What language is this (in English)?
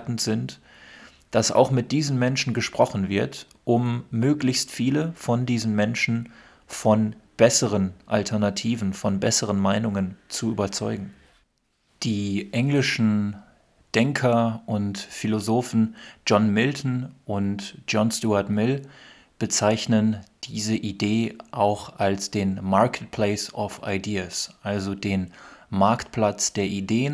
German